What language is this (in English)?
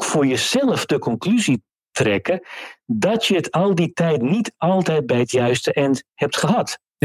Dutch